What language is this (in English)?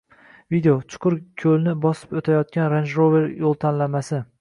Uzbek